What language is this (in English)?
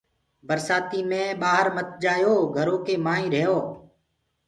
Gurgula